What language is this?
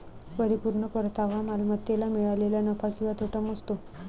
Marathi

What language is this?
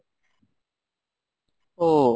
Bangla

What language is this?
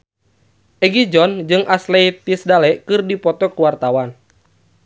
Sundanese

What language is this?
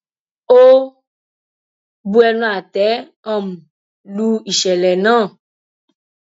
Yoruba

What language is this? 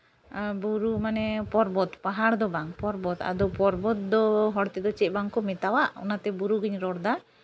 Santali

